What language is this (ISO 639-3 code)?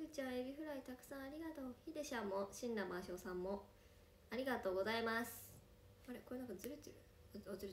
jpn